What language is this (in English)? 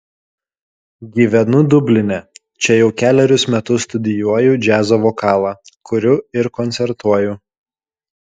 Lithuanian